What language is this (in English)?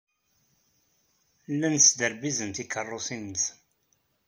Kabyle